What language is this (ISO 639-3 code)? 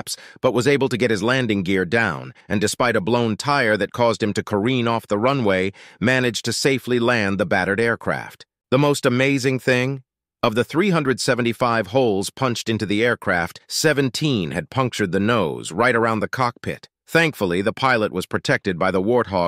eng